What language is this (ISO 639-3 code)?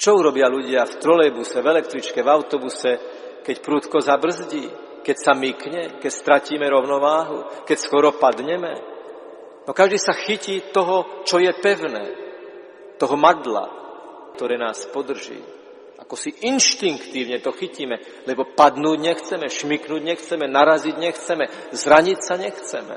slk